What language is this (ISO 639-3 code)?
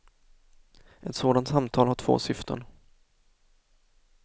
swe